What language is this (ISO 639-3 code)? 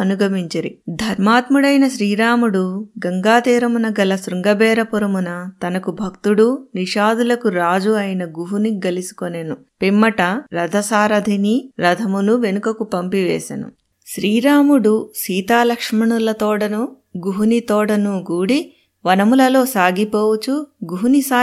tel